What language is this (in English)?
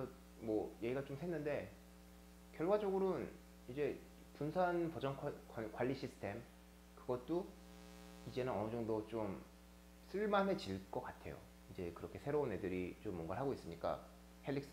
Korean